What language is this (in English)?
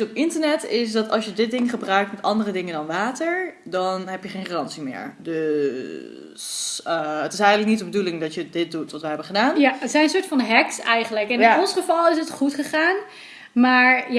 Dutch